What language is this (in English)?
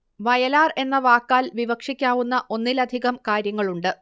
Malayalam